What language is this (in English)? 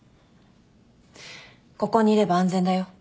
Japanese